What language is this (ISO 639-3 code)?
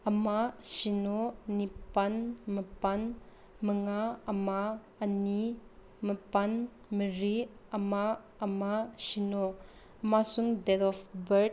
mni